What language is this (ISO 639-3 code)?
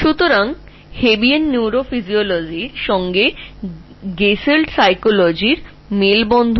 ben